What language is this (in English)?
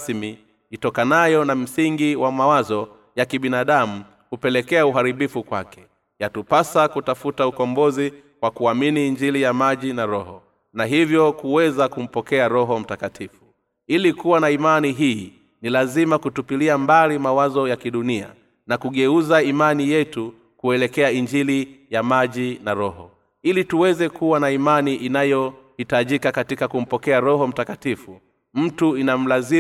Swahili